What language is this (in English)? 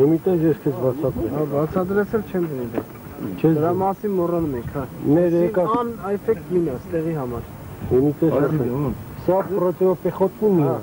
Turkish